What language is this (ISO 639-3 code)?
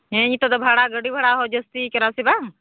sat